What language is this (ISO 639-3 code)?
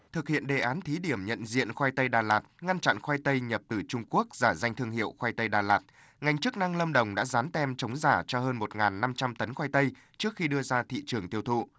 vie